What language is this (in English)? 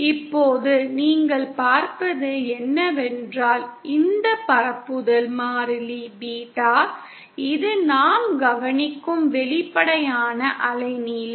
Tamil